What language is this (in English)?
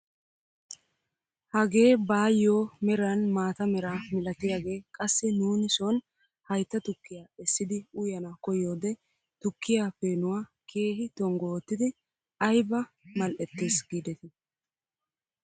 Wolaytta